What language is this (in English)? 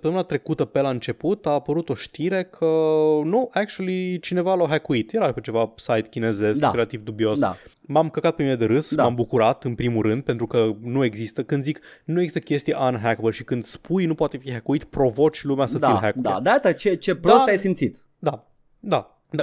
Romanian